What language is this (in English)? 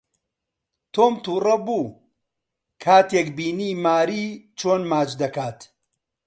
Central Kurdish